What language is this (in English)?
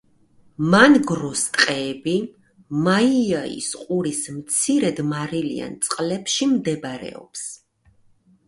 Georgian